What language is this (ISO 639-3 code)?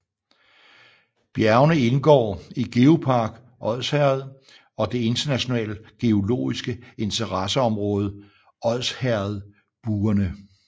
dan